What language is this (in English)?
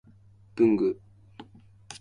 Japanese